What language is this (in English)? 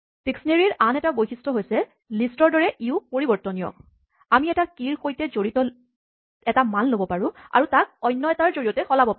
Assamese